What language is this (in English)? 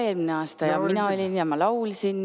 Estonian